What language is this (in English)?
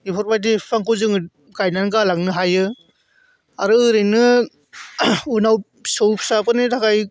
Bodo